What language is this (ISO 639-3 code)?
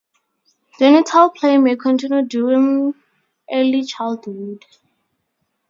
eng